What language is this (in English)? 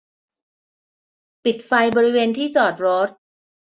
Thai